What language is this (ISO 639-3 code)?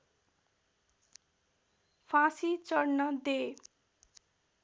nep